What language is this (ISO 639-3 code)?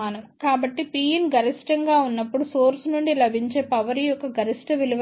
tel